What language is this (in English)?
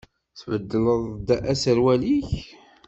Kabyle